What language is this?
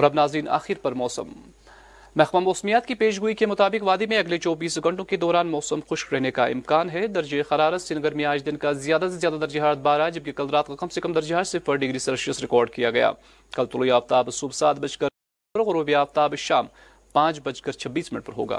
Urdu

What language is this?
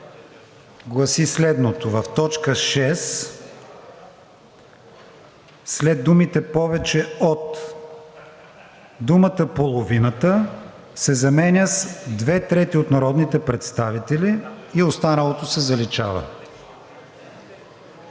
Bulgarian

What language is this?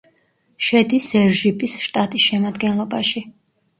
Georgian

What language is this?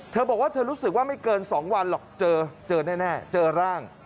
Thai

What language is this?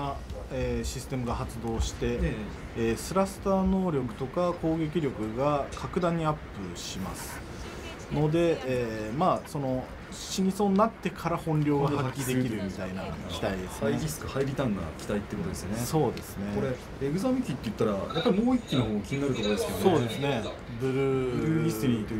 Japanese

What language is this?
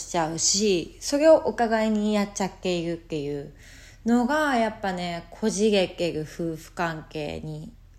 Japanese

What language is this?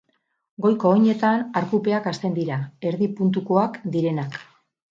Basque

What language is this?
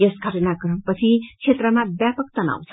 Nepali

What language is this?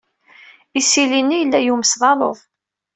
Kabyle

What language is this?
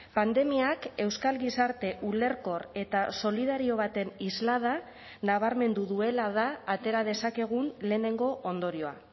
Basque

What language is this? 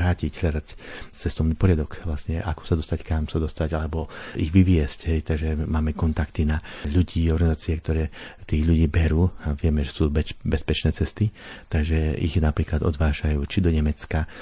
Slovak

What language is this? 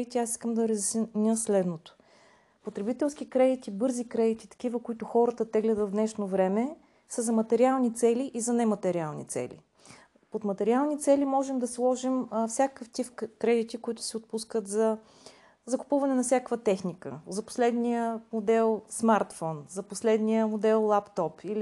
Bulgarian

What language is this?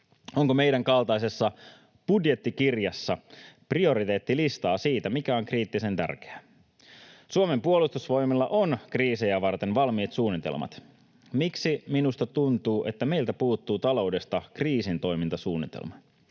Finnish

